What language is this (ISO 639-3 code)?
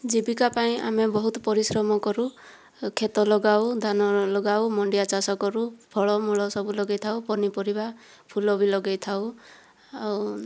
ori